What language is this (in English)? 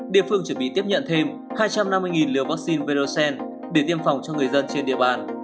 Vietnamese